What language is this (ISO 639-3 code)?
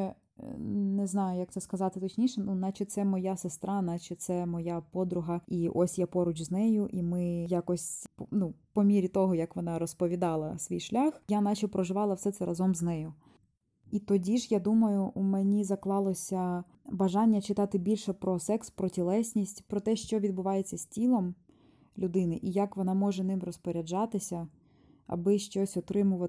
ukr